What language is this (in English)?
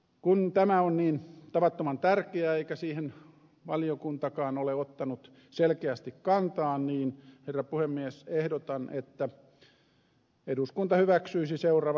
Finnish